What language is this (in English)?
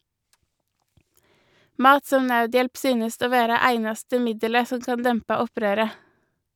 Norwegian